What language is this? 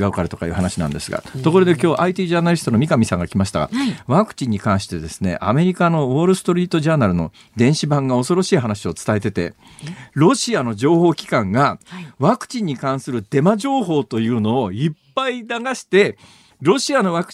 Japanese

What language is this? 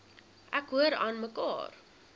Afrikaans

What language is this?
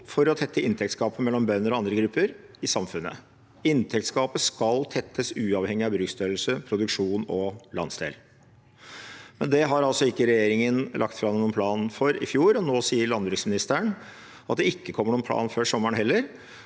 Norwegian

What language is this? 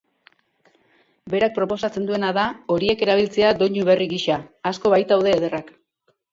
Basque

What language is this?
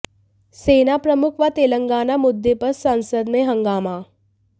Hindi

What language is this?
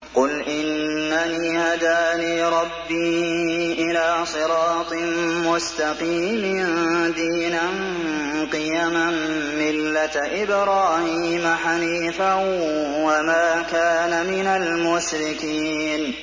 Arabic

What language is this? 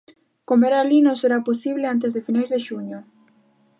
Galician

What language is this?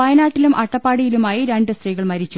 Malayalam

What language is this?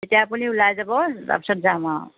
Assamese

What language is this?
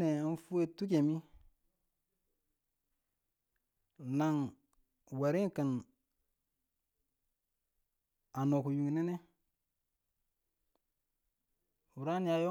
Tula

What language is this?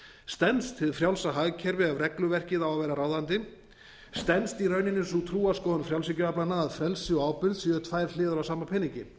Icelandic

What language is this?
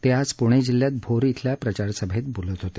Marathi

